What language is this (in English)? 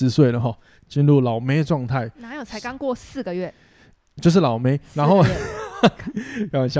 Chinese